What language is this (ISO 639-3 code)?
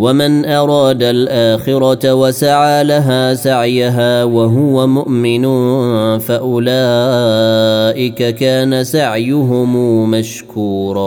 ara